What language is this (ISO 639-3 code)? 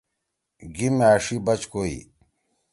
trw